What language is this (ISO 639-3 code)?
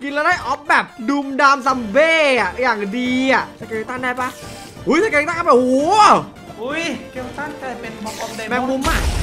tha